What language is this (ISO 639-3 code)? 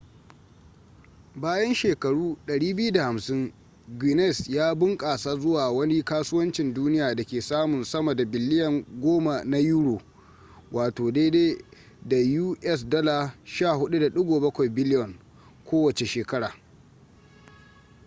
hau